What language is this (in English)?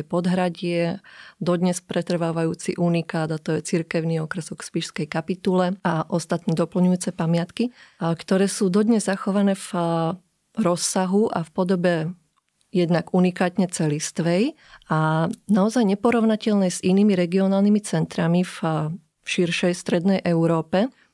Slovak